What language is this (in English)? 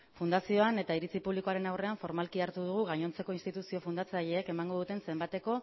Basque